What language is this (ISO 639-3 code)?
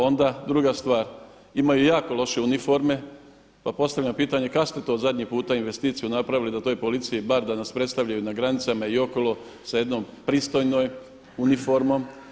hrv